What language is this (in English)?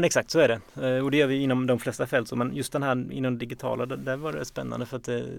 Swedish